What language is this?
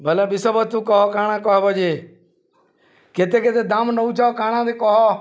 Odia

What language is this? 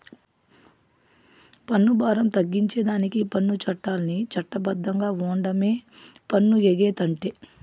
Telugu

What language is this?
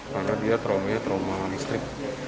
Indonesian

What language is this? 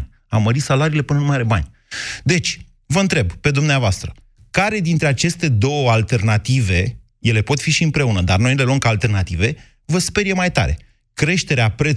Romanian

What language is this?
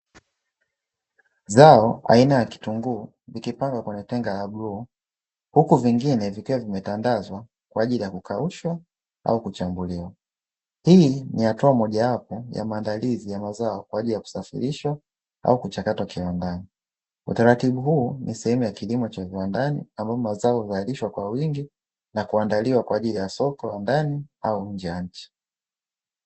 Swahili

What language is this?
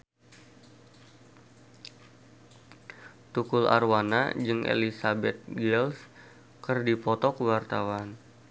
Sundanese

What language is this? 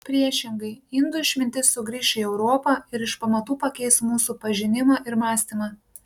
Lithuanian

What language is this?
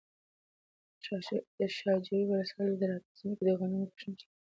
Pashto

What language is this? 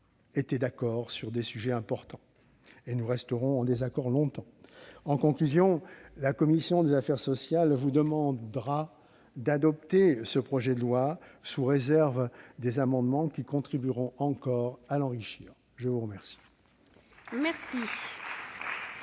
French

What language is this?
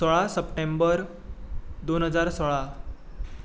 Konkani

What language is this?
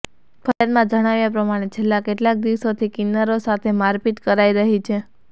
Gujarati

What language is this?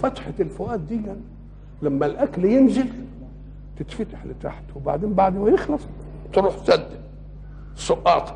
Arabic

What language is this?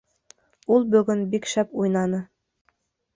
Bashkir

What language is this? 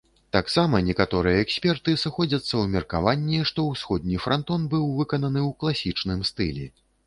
Belarusian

